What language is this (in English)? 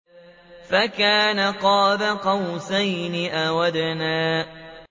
Arabic